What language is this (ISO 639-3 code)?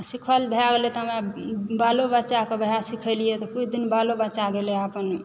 mai